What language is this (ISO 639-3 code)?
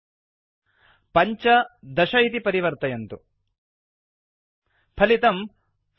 san